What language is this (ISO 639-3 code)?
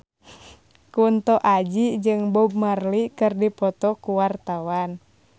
sun